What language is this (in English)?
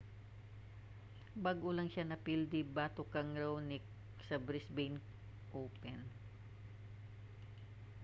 Cebuano